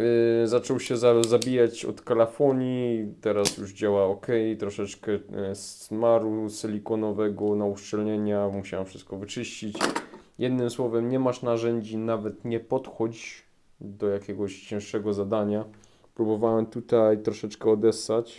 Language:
Polish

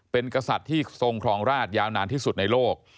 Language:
Thai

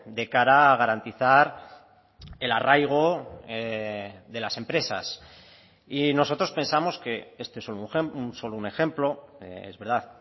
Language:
Spanish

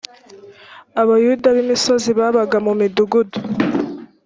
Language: Kinyarwanda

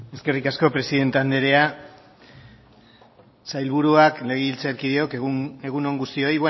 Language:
Basque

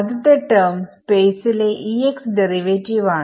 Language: Malayalam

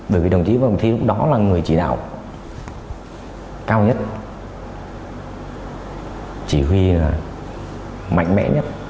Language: Vietnamese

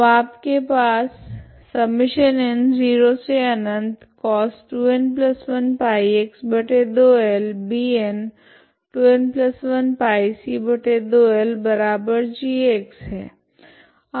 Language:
Hindi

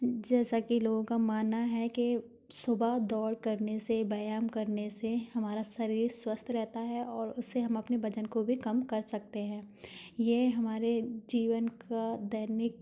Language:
Hindi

